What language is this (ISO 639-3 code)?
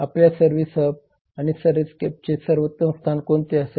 mar